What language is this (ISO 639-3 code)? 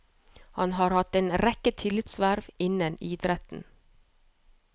nor